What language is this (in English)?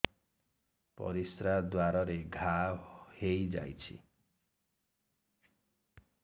Odia